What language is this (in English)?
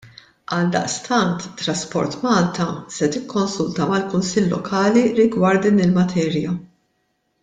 Maltese